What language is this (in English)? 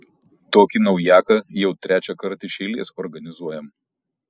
Lithuanian